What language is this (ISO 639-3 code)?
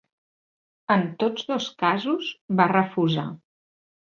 cat